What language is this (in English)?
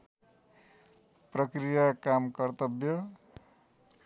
Nepali